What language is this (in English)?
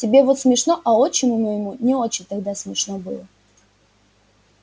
Russian